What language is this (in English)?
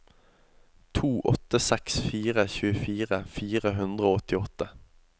Norwegian